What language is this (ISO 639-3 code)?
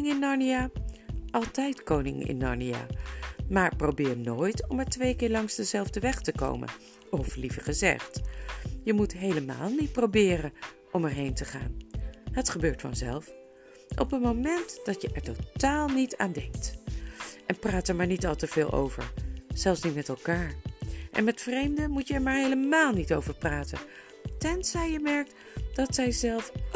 nld